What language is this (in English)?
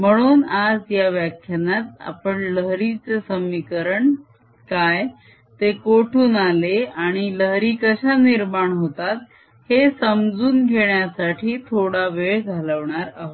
Marathi